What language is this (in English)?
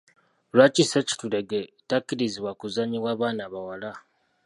Ganda